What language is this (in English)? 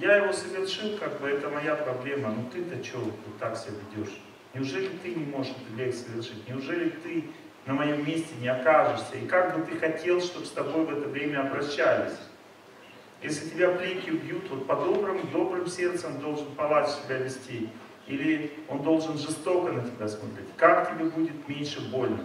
Russian